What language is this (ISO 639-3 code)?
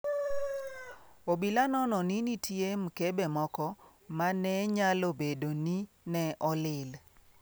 luo